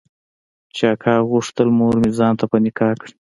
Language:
Pashto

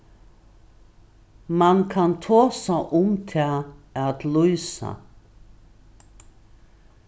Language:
Faroese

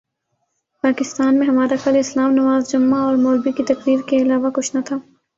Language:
Urdu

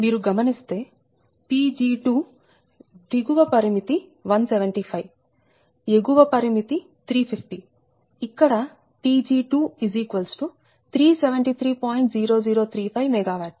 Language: Telugu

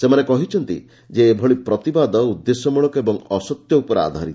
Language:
Odia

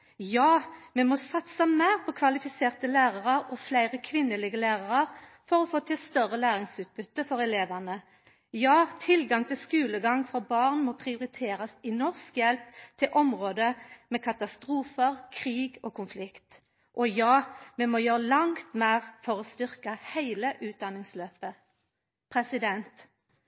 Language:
Norwegian Nynorsk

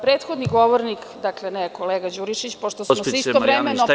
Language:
Serbian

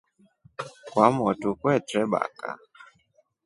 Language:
Rombo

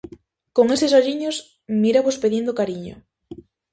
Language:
Galician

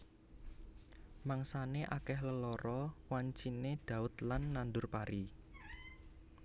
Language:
Javanese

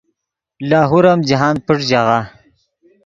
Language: Yidgha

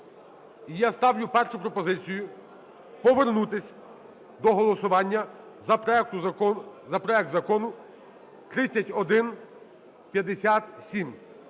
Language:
Ukrainian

